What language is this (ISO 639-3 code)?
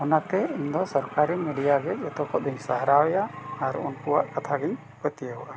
sat